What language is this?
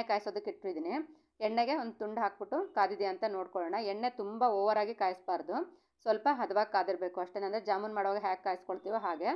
Hindi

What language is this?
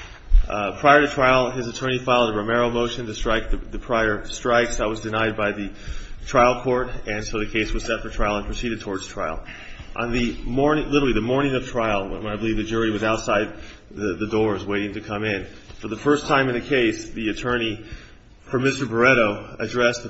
English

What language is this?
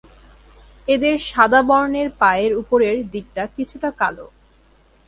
Bangla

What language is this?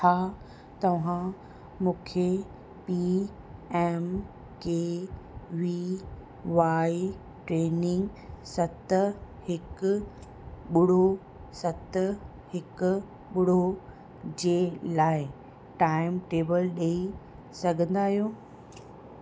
Sindhi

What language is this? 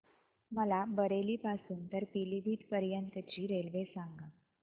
Marathi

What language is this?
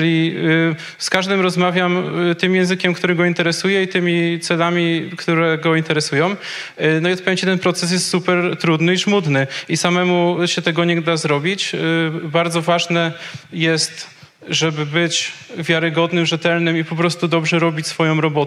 Polish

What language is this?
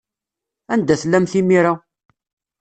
Kabyle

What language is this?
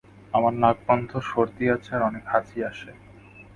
Bangla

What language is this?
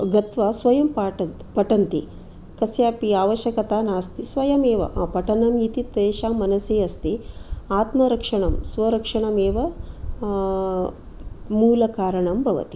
Sanskrit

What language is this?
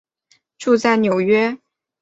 Chinese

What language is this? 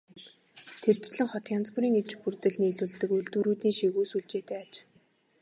Mongolian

